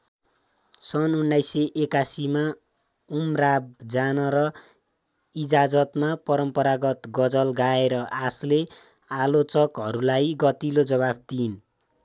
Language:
Nepali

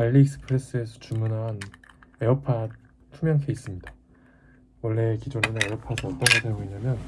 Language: Korean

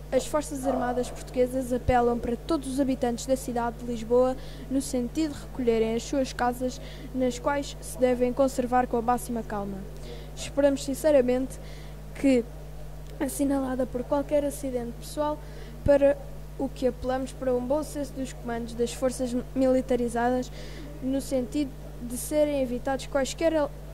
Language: Portuguese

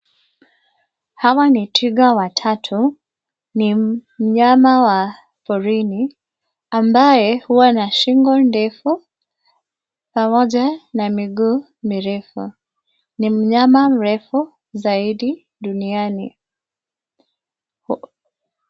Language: Swahili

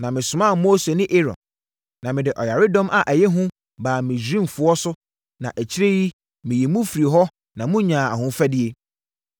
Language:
Akan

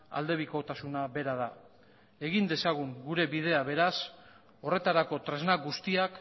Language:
Basque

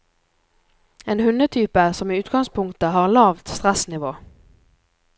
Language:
Norwegian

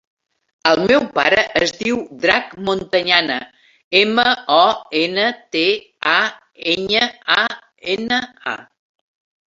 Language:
Catalan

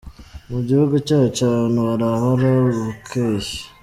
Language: Kinyarwanda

